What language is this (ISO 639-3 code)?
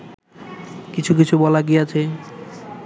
ben